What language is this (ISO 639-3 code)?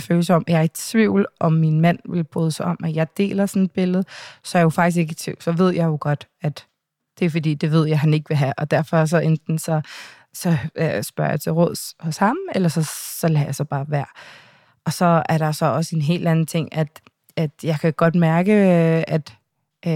dan